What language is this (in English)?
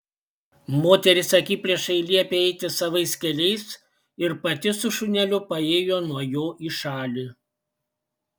Lithuanian